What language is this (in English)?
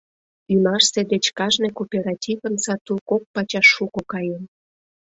Mari